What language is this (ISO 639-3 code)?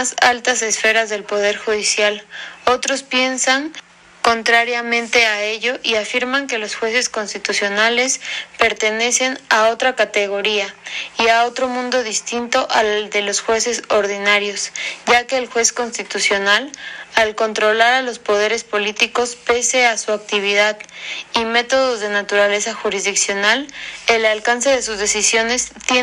spa